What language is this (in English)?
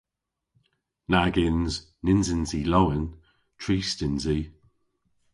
Cornish